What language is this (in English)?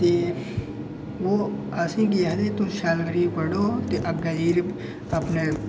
Dogri